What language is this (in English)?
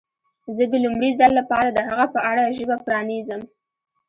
Pashto